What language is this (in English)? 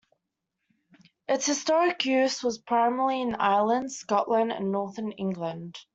English